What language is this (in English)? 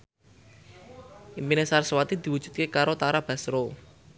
Javanese